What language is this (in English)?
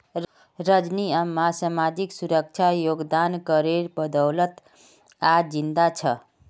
Magahi